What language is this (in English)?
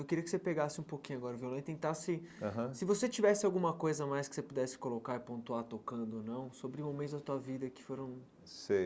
Portuguese